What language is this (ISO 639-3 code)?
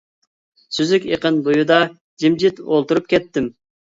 uig